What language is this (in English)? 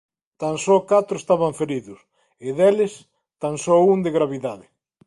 Galician